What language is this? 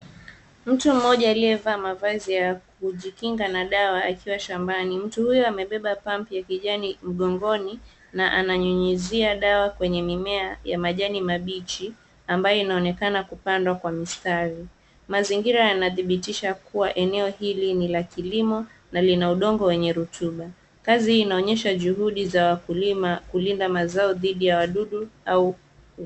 Swahili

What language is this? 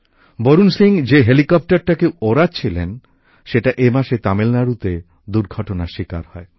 Bangla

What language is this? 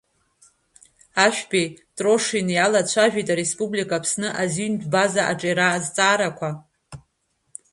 Abkhazian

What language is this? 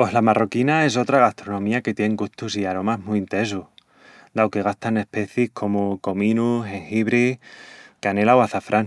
Extremaduran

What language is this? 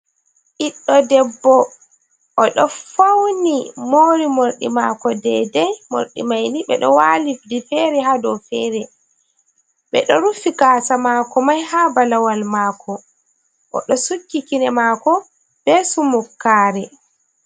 Fula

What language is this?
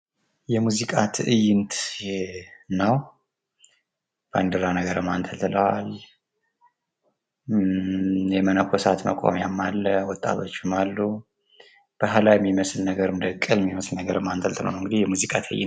Amharic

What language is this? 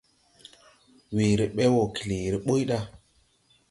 Tupuri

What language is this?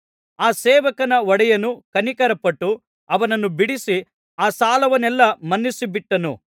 Kannada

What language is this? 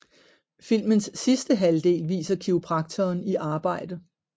Danish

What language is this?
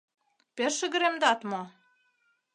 Mari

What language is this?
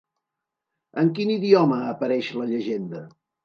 Catalan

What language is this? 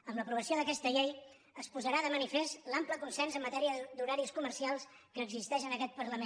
Catalan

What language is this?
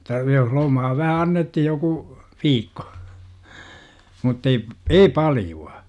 Finnish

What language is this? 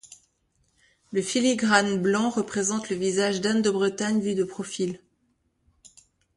French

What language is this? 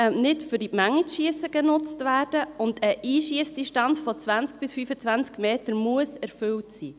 Swiss German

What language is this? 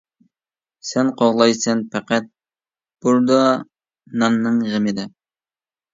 Uyghur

